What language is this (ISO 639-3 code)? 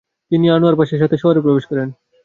ben